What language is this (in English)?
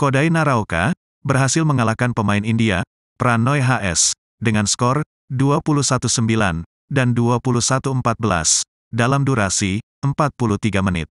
Indonesian